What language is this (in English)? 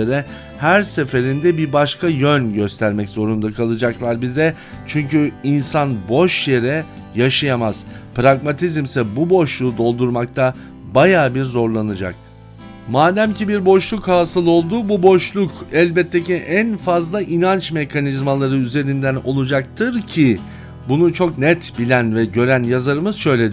Turkish